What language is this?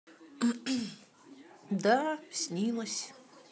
Russian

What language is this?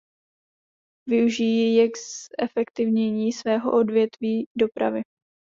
Czech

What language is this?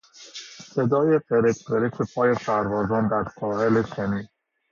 Persian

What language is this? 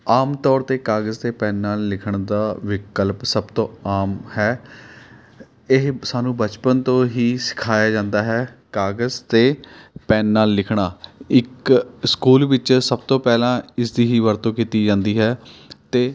Punjabi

